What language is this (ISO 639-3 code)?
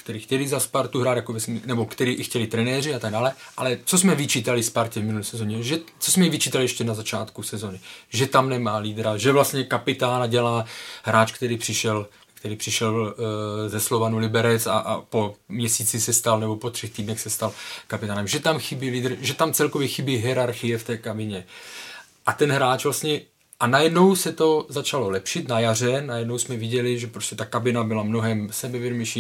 ces